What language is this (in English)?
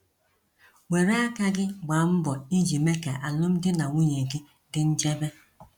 Igbo